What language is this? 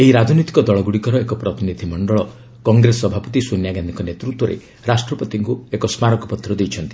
Odia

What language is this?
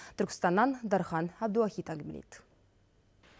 Kazakh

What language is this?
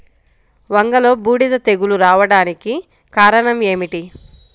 Telugu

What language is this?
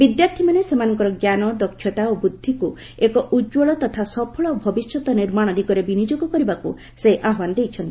Odia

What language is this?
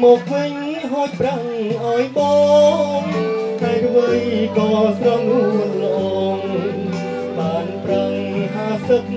Vietnamese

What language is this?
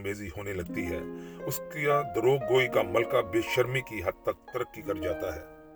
Urdu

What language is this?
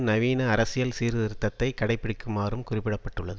Tamil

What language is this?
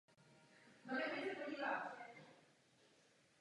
Czech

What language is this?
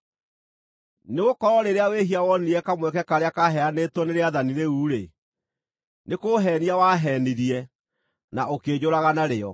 Kikuyu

